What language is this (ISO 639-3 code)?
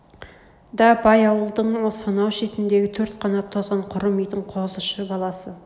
kaz